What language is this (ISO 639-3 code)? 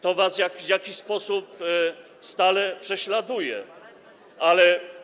pol